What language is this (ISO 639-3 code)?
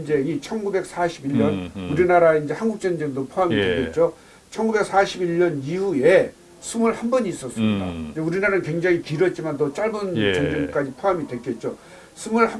kor